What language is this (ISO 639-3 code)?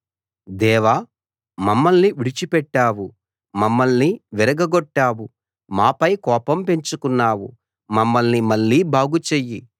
tel